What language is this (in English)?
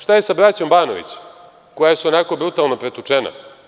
Serbian